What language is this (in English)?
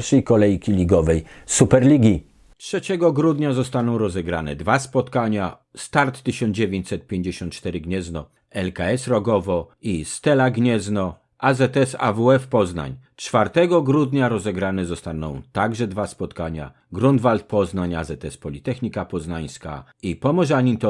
Polish